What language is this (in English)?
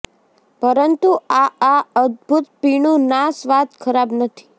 Gujarati